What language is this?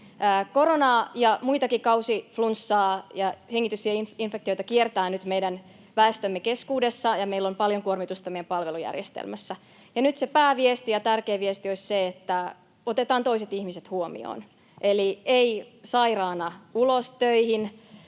Finnish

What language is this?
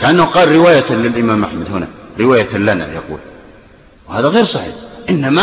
Arabic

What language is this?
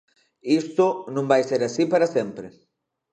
Galician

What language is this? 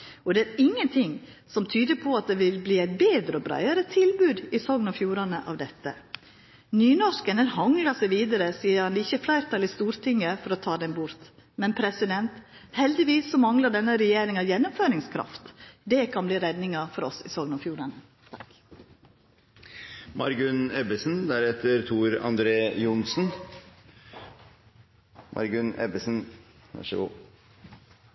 Norwegian Nynorsk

